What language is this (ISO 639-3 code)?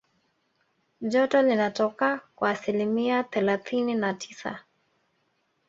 swa